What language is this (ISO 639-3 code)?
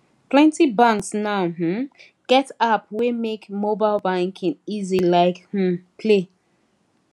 pcm